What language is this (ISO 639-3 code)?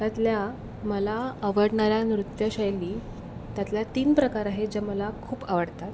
mar